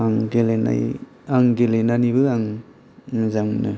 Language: Bodo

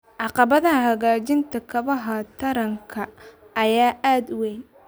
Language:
Somali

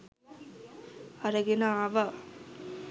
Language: Sinhala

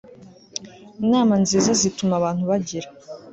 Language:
Kinyarwanda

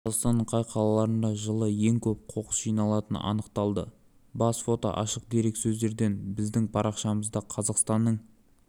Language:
Kazakh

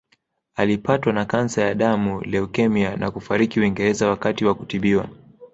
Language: Swahili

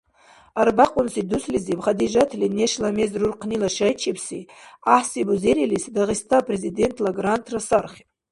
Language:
Dargwa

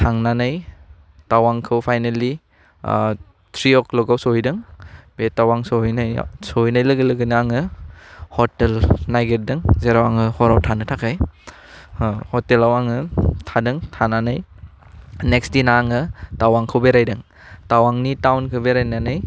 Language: Bodo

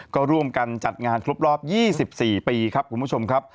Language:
Thai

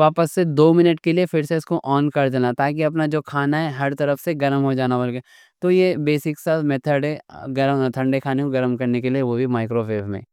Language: Deccan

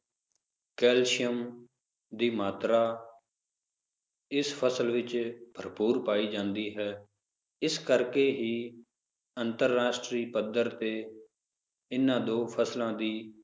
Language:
Punjabi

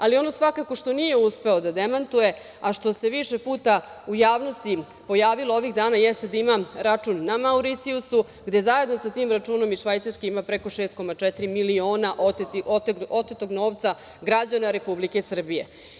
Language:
Serbian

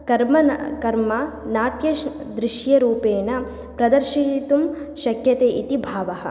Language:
Sanskrit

